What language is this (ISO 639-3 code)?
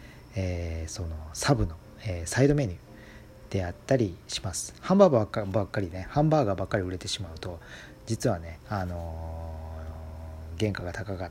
jpn